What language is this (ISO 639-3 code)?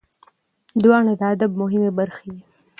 pus